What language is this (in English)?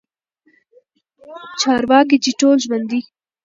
Pashto